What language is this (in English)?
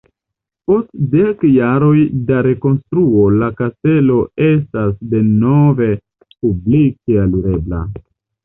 Esperanto